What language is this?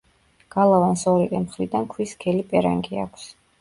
Georgian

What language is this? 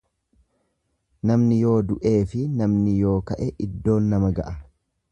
Oromo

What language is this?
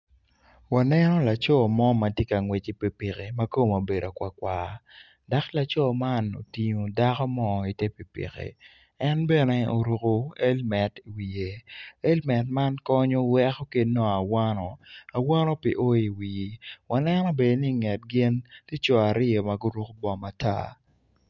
Acoli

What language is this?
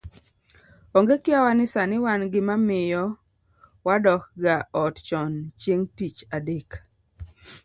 Luo (Kenya and Tanzania)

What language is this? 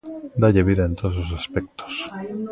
Galician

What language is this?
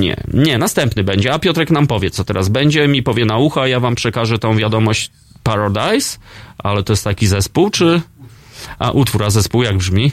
Polish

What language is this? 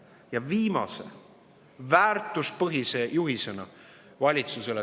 Estonian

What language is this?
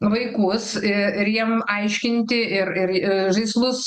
Lithuanian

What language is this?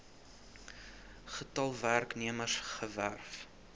Afrikaans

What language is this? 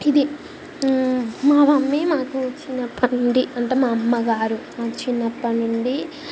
Telugu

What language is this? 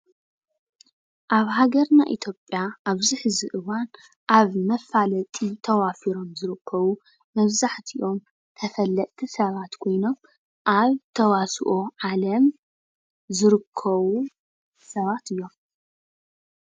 Tigrinya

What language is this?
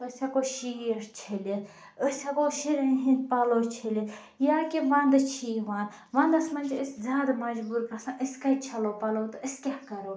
Kashmiri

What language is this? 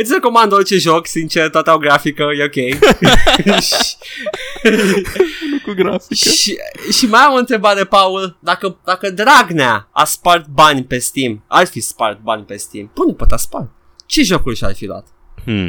Romanian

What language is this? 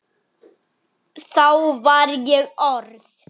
Icelandic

